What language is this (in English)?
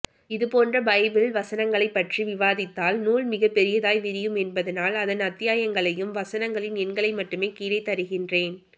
Tamil